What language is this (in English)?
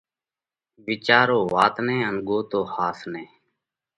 Parkari Koli